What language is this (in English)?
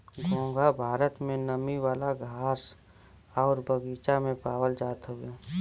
Bhojpuri